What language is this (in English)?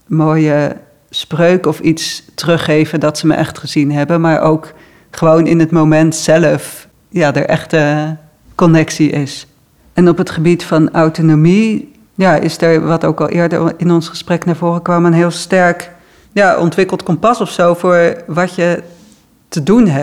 Dutch